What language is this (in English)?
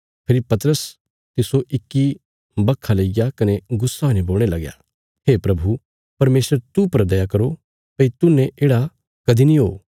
Bilaspuri